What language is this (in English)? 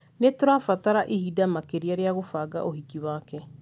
Kikuyu